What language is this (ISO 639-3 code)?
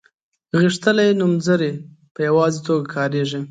pus